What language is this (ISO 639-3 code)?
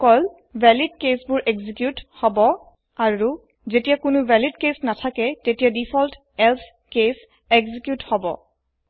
asm